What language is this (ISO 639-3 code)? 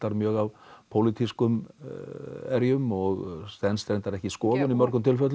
isl